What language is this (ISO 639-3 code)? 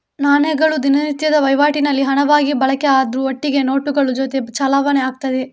kan